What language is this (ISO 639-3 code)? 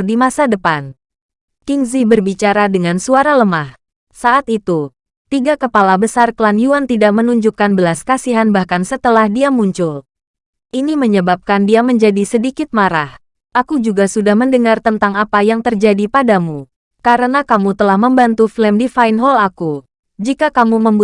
ind